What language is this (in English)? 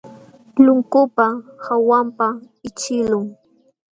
Jauja Wanca Quechua